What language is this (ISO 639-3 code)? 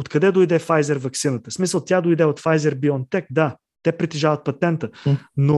bul